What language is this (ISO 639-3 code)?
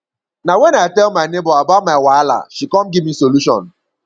pcm